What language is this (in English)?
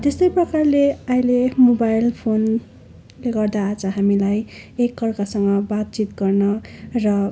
Nepali